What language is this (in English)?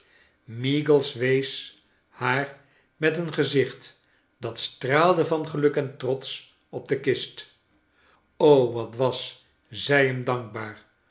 Dutch